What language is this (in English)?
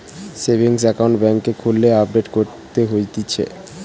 Bangla